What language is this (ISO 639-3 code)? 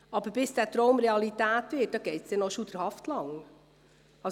gsw